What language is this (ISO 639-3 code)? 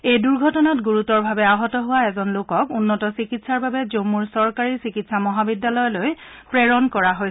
asm